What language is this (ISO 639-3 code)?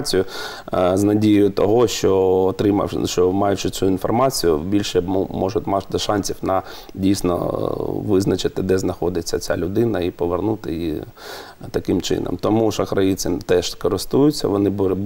ukr